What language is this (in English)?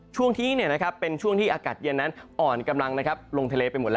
Thai